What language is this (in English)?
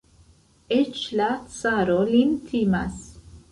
Esperanto